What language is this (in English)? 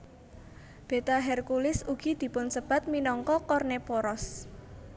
Javanese